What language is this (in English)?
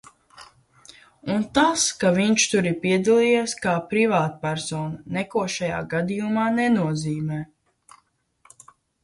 Latvian